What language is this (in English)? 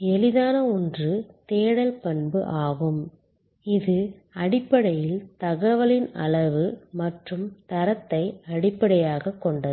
Tamil